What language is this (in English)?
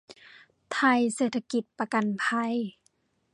Thai